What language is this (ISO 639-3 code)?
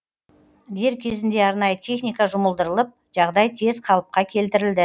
kaz